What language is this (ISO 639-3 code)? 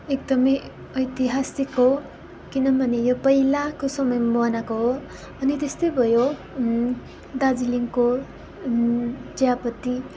nep